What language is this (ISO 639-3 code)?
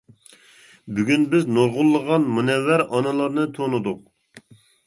uig